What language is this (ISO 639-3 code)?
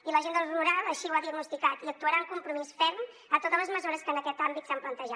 cat